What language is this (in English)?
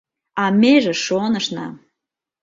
Mari